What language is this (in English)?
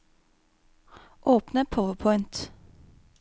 Norwegian